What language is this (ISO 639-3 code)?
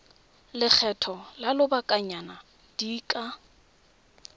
tsn